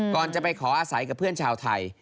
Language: Thai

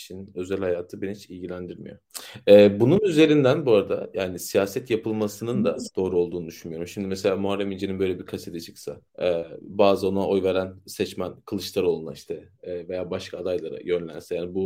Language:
Turkish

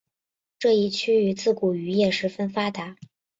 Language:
Chinese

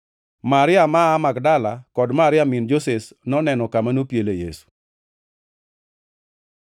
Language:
Luo (Kenya and Tanzania)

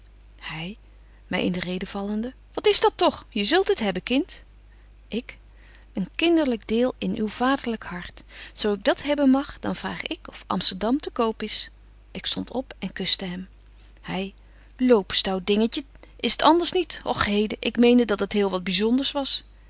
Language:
Dutch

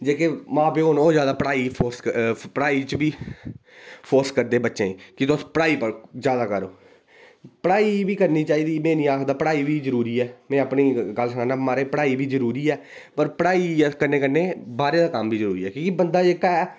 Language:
Dogri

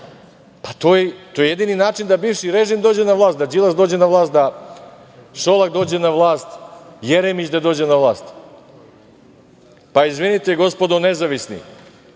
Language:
Serbian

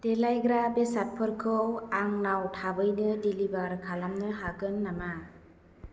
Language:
Bodo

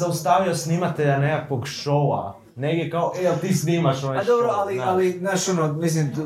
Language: Croatian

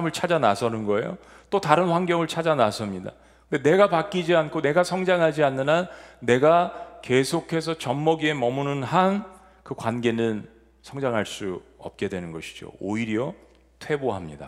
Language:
Korean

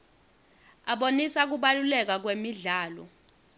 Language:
Swati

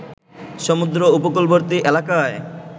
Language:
Bangla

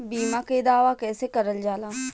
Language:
Bhojpuri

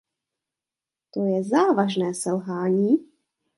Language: Czech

